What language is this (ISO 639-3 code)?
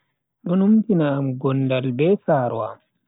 fui